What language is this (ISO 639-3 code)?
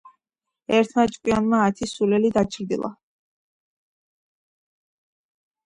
kat